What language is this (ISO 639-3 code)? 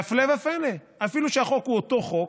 heb